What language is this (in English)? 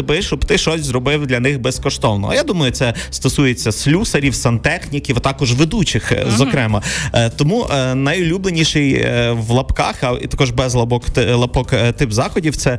Ukrainian